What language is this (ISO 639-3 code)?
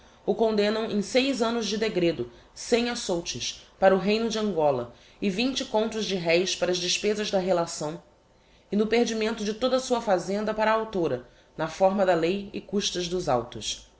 por